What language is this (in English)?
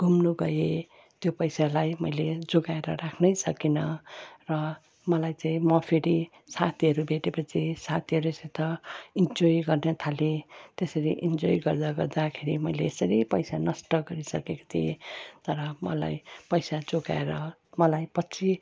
Nepali